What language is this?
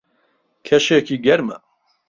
Central Kurdish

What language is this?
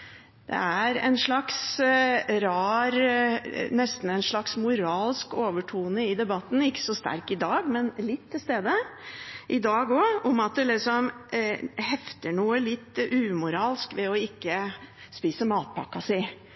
Norwegian Bokmål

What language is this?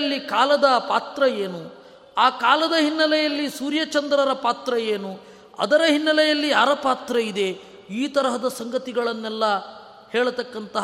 Kannada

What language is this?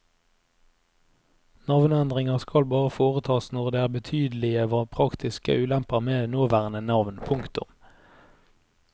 Norwegian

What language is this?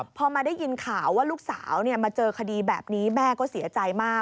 Thai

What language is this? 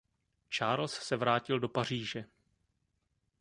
Czech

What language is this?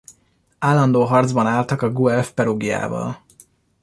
Hungarian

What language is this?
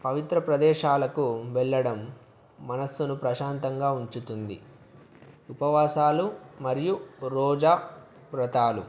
Telugu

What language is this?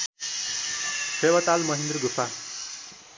Nepali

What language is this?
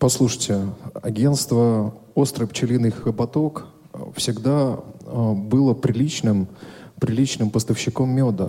Russian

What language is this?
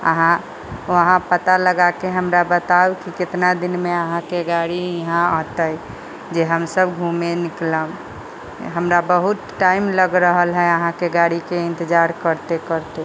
Maithili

